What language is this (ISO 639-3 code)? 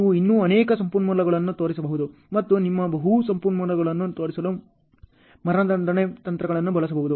kan